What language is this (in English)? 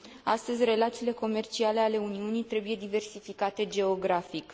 Romanian